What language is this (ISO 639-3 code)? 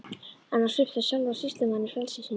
isl